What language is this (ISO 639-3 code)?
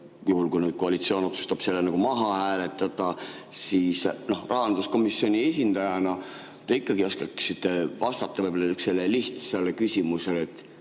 est